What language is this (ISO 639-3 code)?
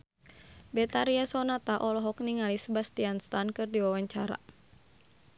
sun